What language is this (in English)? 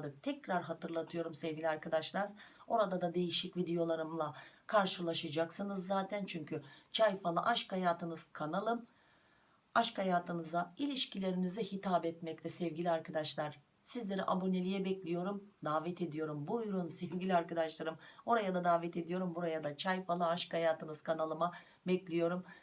Turkish